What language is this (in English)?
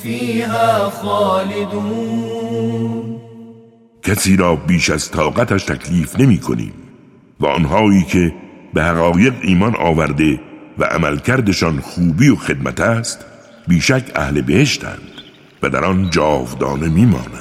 Persian